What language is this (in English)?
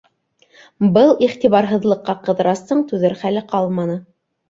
Bashkir